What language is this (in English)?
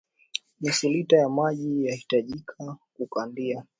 Swahili